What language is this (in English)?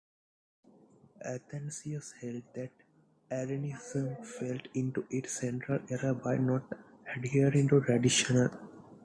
English